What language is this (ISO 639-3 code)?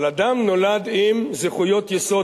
heb